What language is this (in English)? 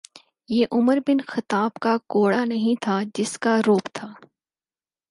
Urdu